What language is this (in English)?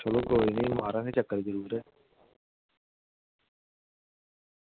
Dogri